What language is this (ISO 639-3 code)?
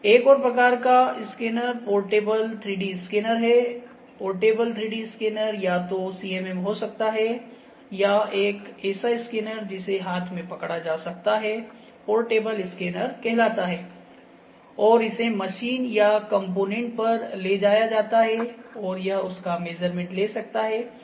hin